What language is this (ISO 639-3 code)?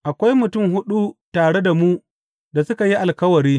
hau